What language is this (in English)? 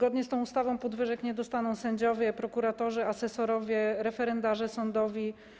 Polish